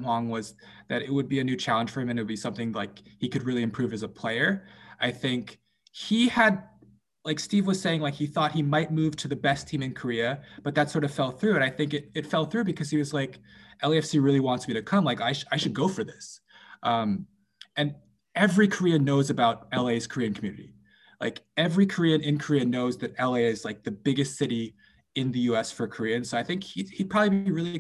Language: English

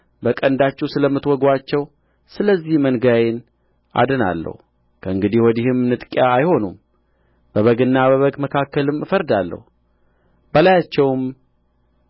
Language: Amharic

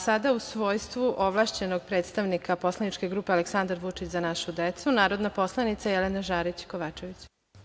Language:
Serbian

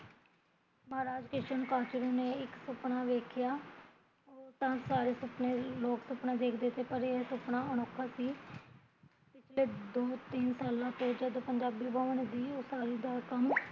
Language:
Punjabi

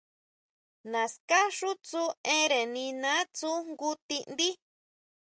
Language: Huautla Mazatec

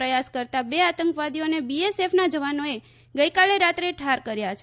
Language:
Gujarati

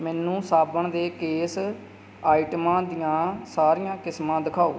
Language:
Punjabi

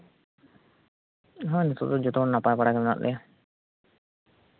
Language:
Santali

